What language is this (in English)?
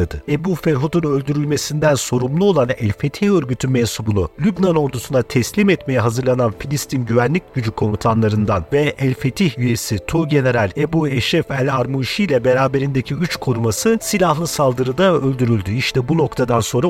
Turkish